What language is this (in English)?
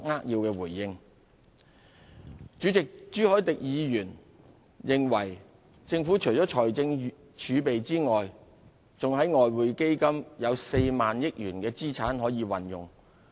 Cantonese